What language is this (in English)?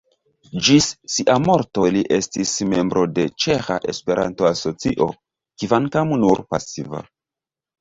Esperanto